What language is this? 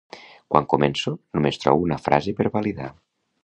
Catalan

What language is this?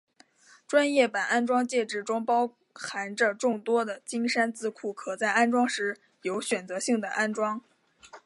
Chinese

